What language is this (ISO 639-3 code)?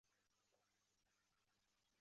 zho